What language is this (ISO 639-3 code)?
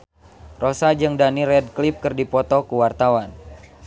sun